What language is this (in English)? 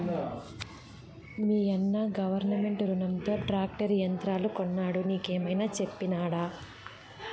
Telugu